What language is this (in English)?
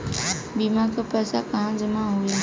Bhojpuri